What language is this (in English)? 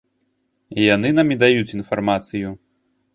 Belarusian